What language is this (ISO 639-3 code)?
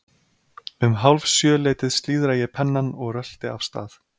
isl